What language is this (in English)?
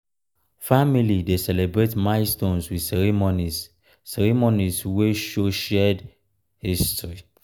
Nigerian Pidgin